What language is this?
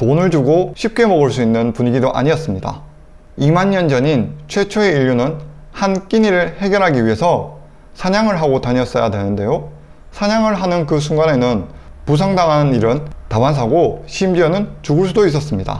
Korean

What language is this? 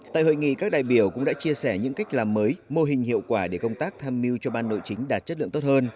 Vietnamese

